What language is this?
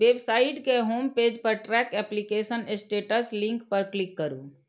Maithili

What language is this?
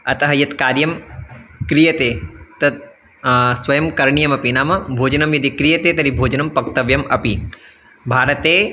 Sanskrit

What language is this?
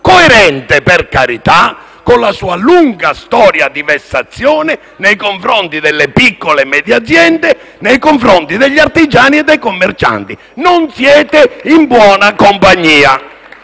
Italian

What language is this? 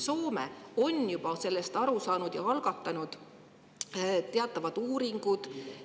Estonian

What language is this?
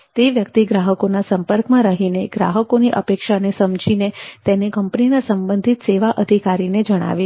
Gujarati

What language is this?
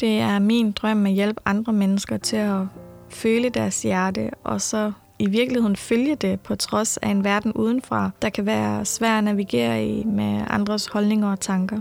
Danish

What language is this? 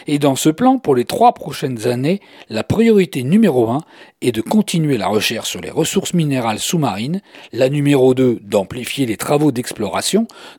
French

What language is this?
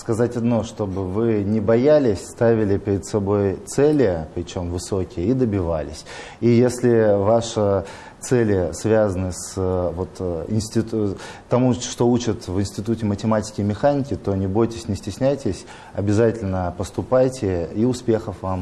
Russian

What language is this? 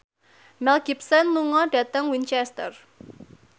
Javanese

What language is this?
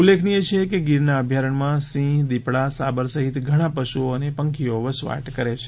Gujarati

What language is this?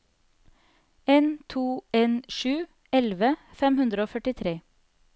Norwegian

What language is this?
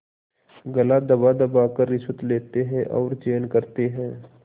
Hindi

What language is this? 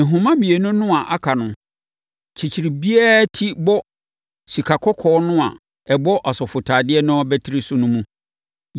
Akan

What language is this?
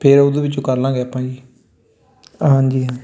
Punjabi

